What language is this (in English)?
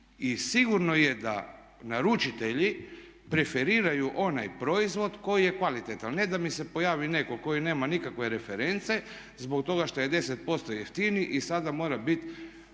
Croatian